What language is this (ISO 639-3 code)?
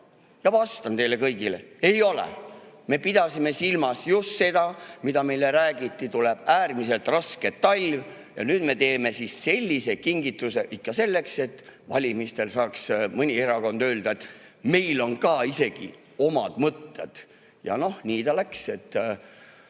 est